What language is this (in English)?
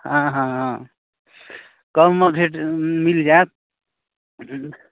Maithili